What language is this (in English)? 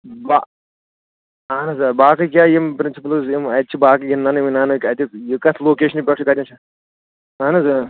Kashmiri